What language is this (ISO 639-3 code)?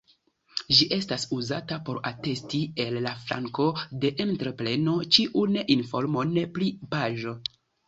epo